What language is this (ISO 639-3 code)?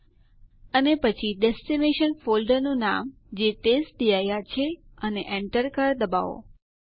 guj